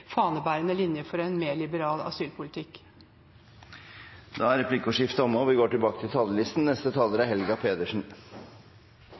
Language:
Norwegian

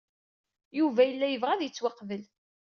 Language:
Kabyle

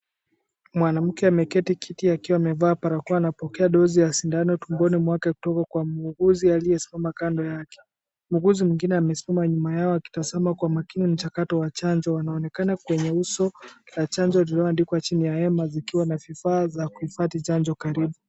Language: Swahili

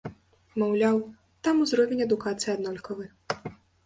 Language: Belarusian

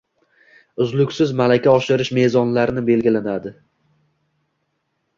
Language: Uzbek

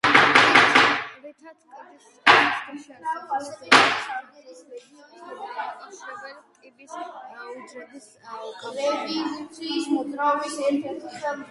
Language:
Georgian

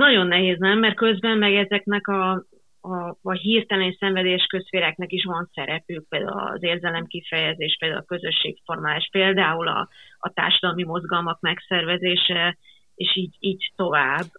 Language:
Hungarian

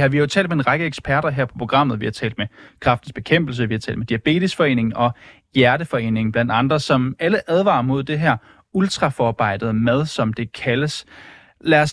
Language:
Danish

